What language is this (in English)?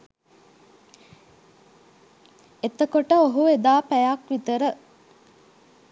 Sinhala